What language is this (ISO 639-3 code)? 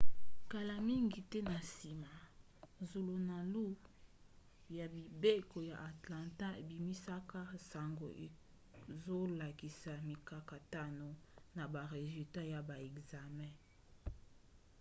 lin